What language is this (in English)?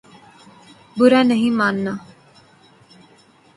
Urdu